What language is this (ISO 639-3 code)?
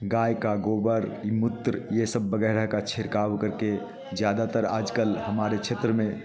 hin